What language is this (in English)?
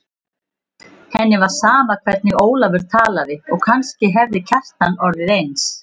Icelandic